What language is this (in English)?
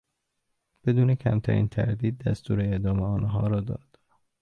Persian